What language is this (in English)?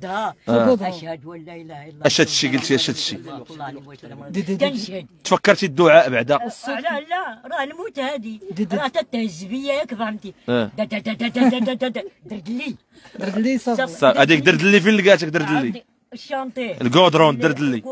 Arabic